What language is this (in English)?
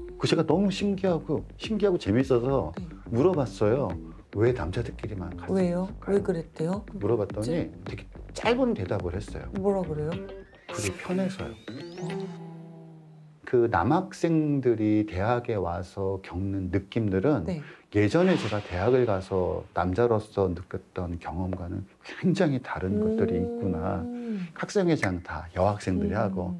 Korean